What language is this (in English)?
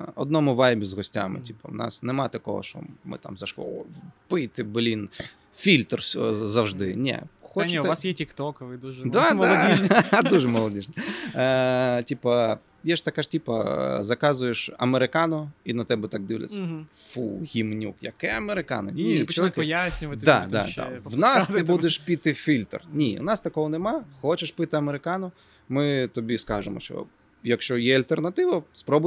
Ukrainian